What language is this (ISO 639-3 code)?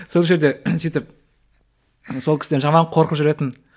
kaz